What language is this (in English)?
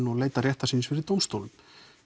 Icelandic